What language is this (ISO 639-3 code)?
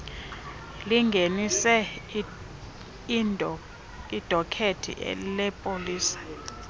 xho